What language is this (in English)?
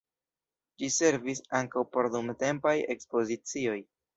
Esperanto